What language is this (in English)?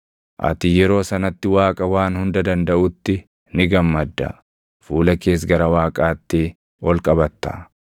Oromo